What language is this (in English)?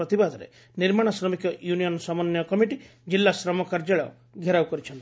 Odia